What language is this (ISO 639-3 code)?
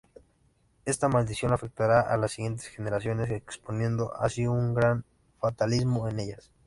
spa